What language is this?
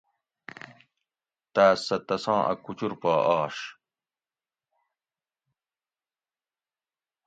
Gawri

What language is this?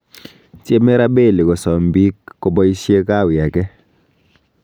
Kalenjin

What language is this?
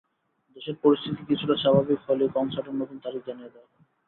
Bangla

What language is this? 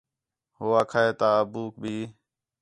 Khetrani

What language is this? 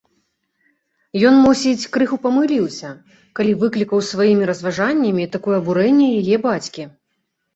Belarusian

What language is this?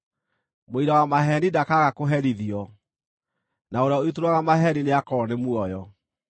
Kikuyu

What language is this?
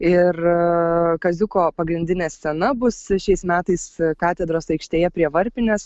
Lithuanian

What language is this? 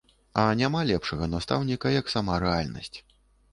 Belarusian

